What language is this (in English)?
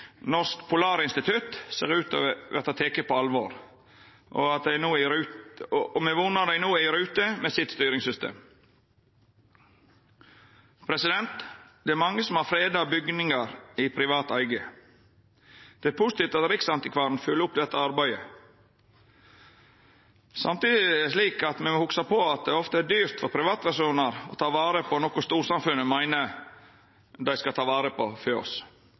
Norwegian Nynorsk